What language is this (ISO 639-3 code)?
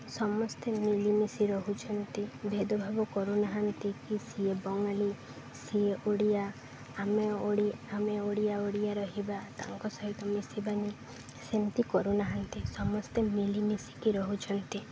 ori